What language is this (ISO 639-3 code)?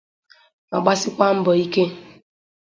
ibo